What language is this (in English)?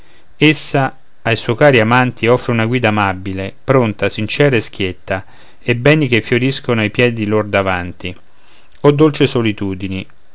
Italian